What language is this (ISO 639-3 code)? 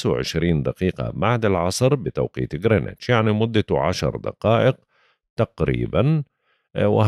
ara